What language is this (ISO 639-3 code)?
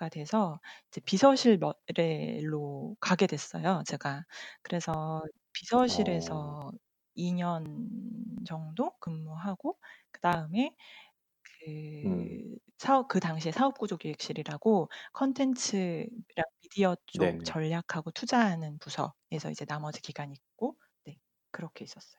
kor